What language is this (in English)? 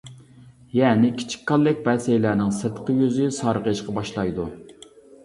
Uyghur